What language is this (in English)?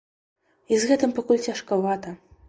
Belarusian